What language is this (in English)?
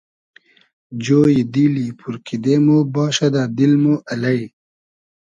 Hazaragi